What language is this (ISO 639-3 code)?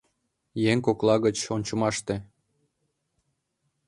chm